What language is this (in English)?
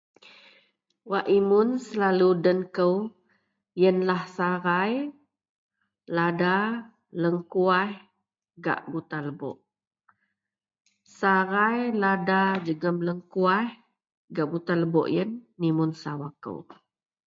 Central Melanau